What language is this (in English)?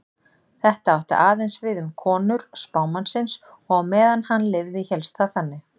Icelandic